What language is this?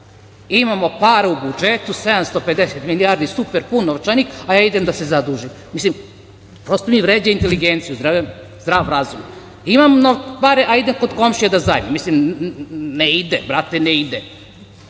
Serbian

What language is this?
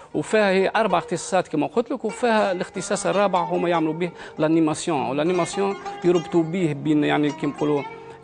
Arabic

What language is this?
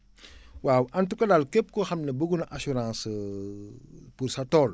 Wolof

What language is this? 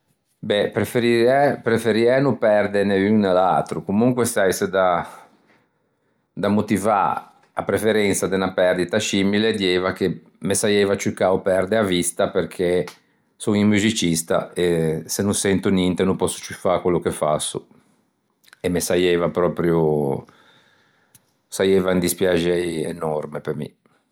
Ligurian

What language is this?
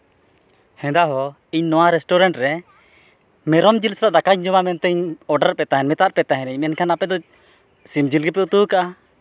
Santali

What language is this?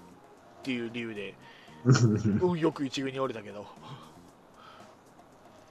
Japanese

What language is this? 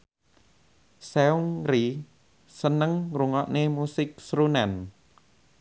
Javanese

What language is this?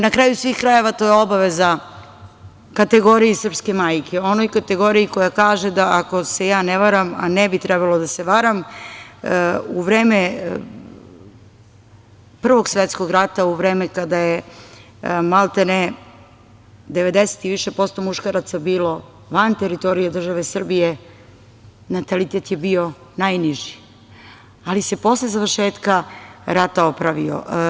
Serbian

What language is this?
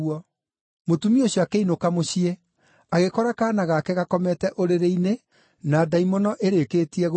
Kikuyu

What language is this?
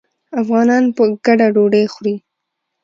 Pashto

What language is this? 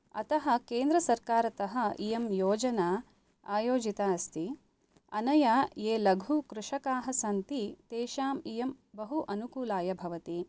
Sanskrit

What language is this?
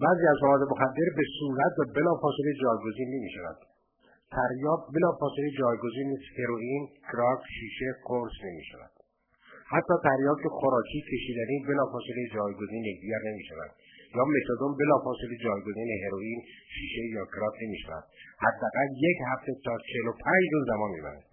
Persian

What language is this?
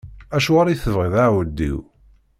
Kabyle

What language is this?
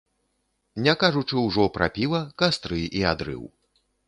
Belarusian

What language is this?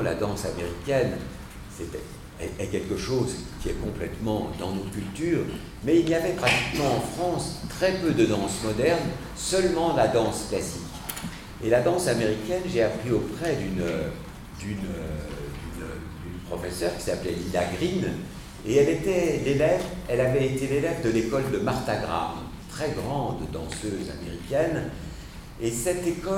French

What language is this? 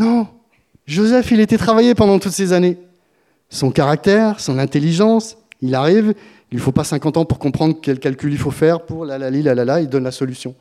French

